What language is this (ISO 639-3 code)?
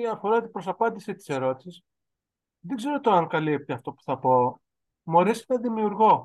ell